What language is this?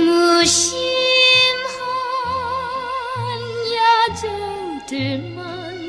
Korean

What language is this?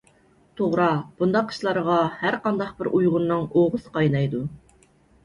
Uyghur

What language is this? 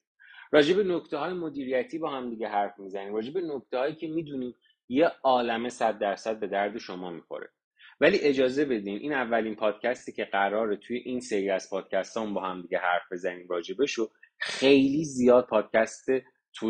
Persian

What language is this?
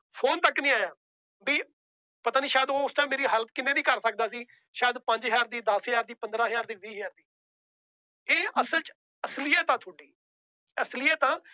Punjabi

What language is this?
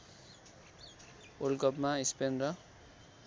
Nepali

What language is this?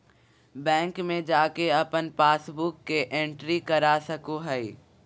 Magahi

